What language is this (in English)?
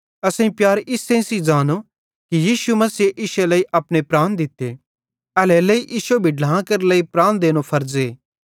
Bhadrawahi